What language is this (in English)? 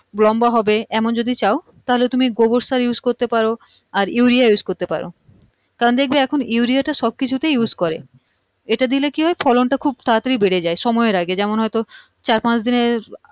Bangla